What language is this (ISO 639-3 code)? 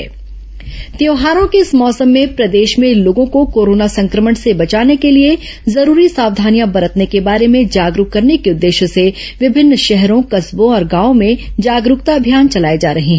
hin